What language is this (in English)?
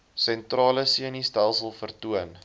Afrikaans